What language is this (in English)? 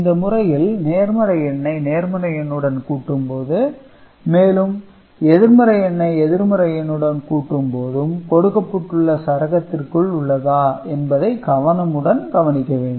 Tamil